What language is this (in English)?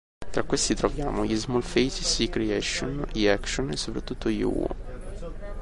Italian